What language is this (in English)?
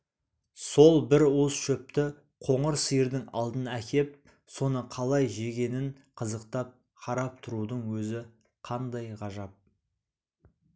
Kazakh